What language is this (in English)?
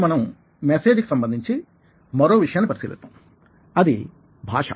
Telugu